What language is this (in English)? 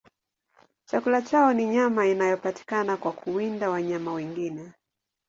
Swahili